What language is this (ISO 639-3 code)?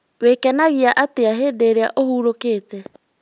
kik